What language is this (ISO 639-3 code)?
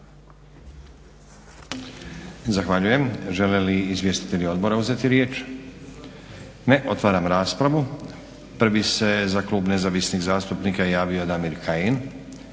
hrv